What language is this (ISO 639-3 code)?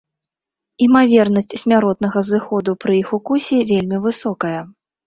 bel